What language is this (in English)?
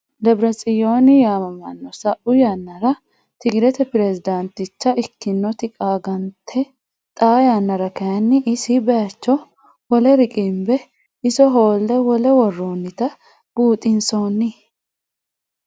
Sidamo